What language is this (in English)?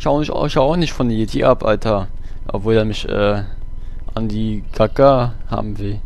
German